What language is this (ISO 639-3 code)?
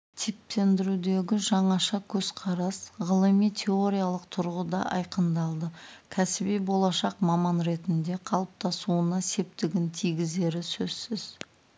kaz